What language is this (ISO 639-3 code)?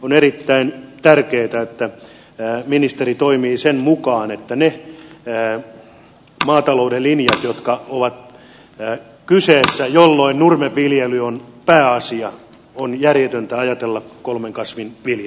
fin